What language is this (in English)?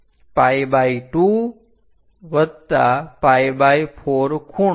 Gujarati